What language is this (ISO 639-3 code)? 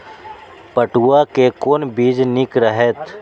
mai